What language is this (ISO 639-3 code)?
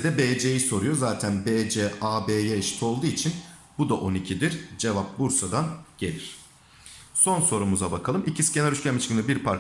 tur